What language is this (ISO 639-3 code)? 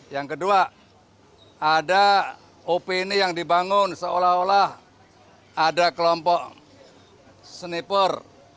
ind